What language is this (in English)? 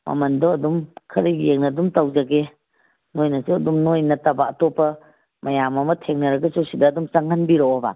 Manipuri